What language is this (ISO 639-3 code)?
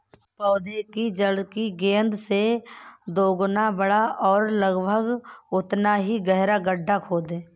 hin